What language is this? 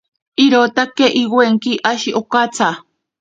Ashéninka Perené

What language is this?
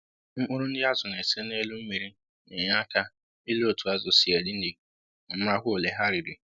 Igbo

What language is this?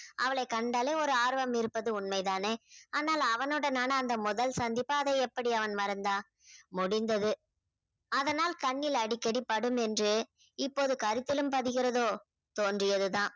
Tamil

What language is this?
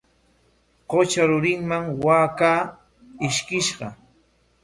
Corongo Ancash Quechua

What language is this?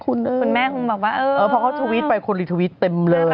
Thai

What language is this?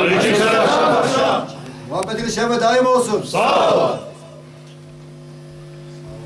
Turkish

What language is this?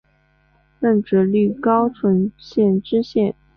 Chinese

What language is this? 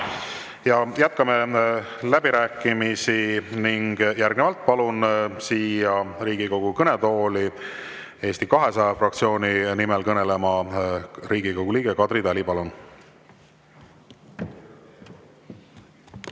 Estonian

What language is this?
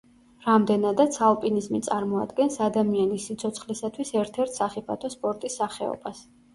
Georgian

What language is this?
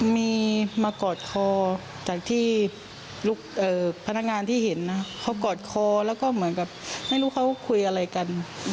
Thai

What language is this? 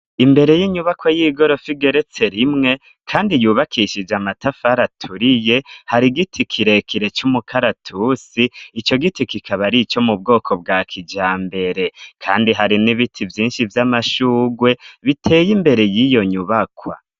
Rundi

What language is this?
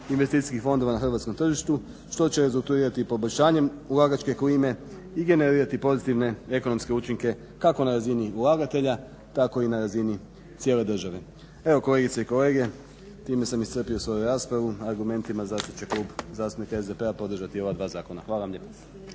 Croatian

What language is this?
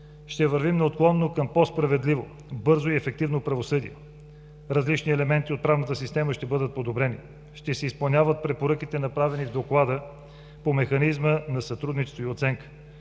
Bulgarian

